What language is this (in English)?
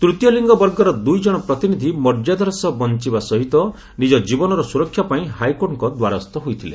Odia